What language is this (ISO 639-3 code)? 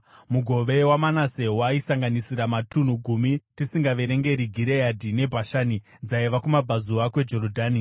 sna